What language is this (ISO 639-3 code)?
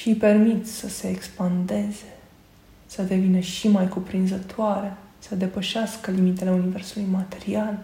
ron